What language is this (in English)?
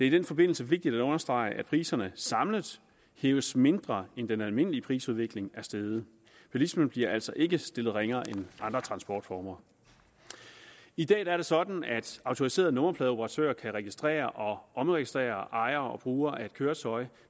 Danish